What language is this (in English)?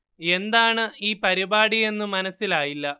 Malayalam